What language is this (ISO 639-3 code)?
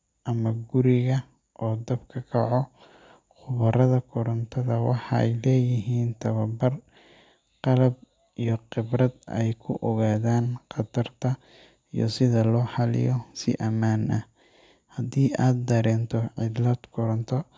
som